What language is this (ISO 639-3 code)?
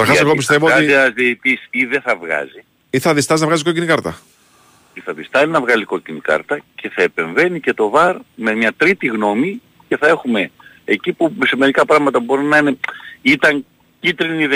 ell